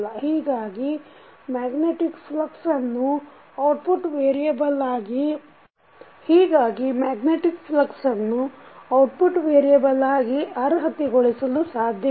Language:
Kannada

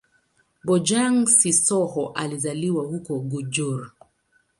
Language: Swahili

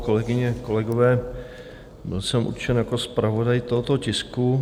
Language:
Czech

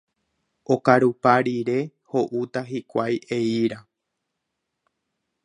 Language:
Guarani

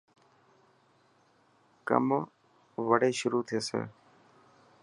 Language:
Dhatki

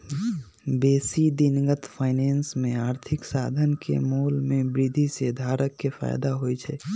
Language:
Magahi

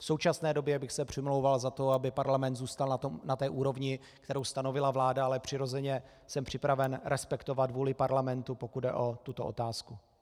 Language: Czech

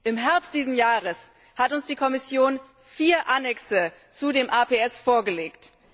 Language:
German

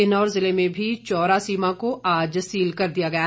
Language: Hindi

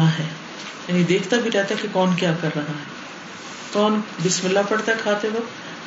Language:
Urdu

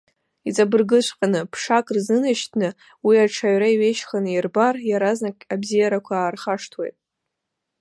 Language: Abkhazian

